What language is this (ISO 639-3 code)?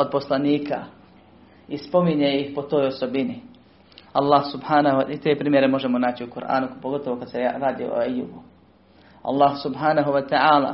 hrv